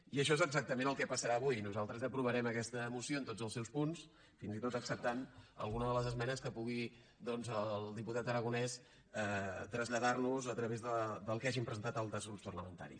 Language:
Catalan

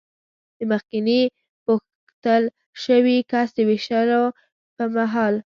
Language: Pashto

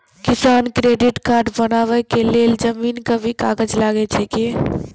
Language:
Maithili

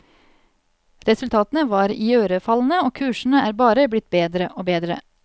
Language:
Norwegian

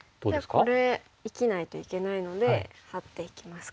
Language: Japanese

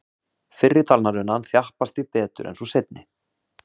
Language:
Icelandic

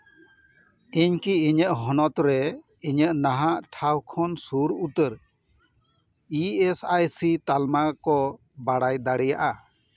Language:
Santali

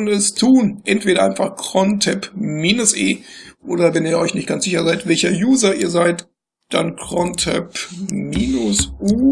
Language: German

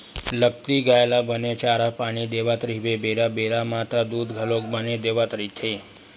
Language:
Chhattisgarhi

